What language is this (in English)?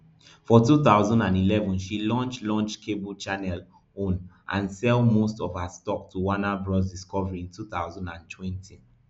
Nigerian Pidgin